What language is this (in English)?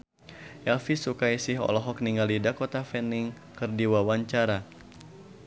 Sundanese